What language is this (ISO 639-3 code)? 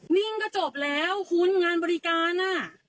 tha